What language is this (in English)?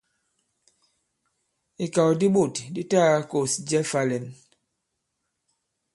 Bankon